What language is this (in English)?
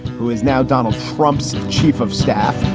English